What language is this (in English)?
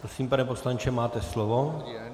Czech